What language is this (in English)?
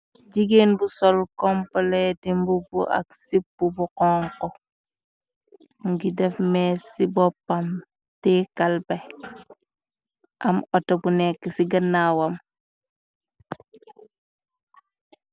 Wolof